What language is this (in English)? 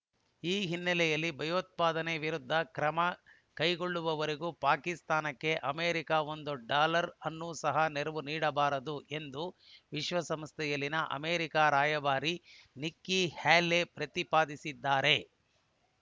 Kannada